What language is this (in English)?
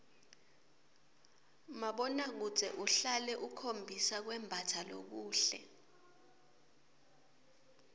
Swati